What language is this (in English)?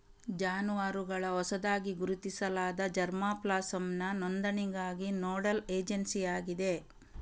Kannada